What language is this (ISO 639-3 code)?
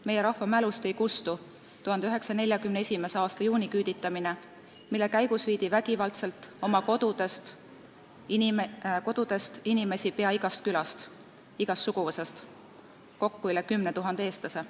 est